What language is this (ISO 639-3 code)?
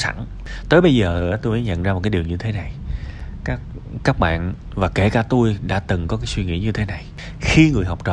vie